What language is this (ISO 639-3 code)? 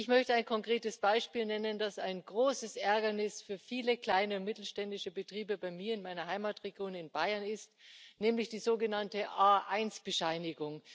deu